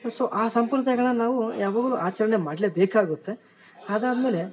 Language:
Kannada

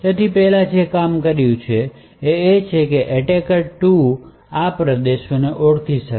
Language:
Gujarati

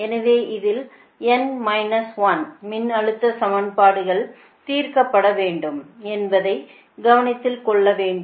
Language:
Tamil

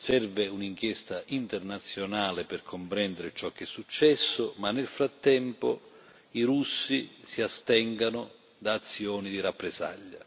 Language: Italian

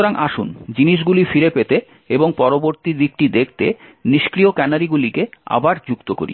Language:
Bangla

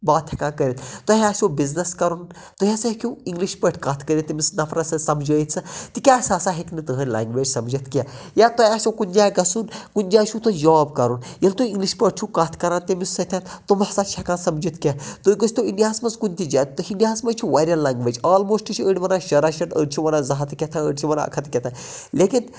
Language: Kashmiri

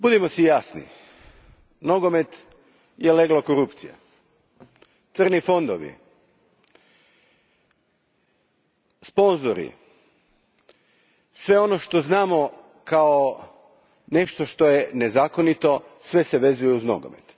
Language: Croatian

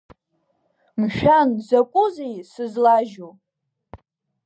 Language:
Abkhazian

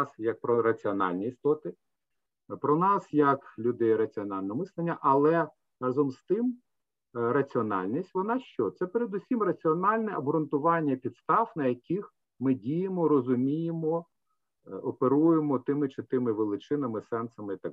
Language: Ukrainian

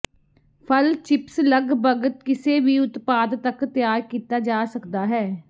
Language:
Punjabi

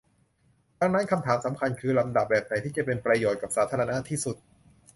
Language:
Thai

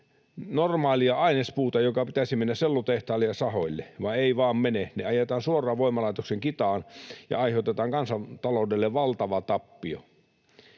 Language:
Finnish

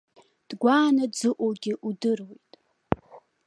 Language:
Abkhazian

